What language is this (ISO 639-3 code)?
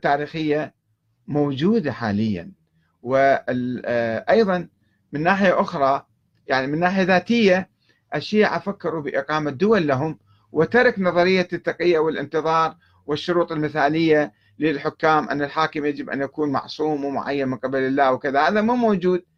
ara